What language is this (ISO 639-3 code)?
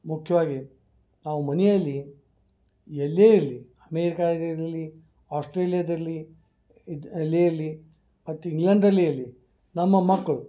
kan